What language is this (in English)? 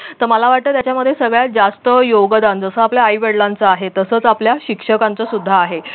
Marathi